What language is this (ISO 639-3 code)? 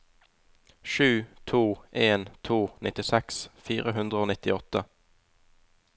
nor